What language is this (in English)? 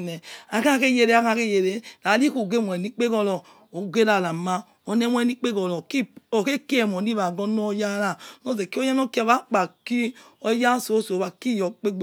Yekhee